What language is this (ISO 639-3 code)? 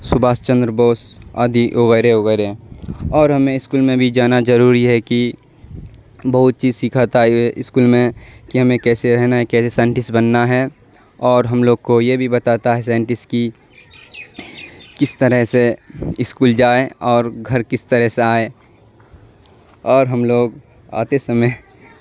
urd